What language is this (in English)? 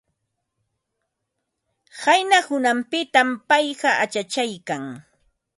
Ambo-Pasco Quechua